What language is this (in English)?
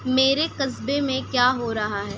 Urdu